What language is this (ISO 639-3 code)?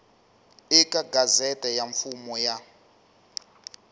tso